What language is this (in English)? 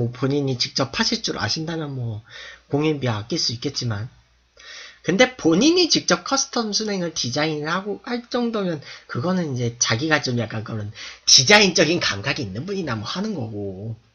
Korean